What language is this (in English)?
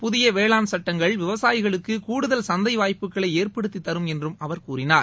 Tamil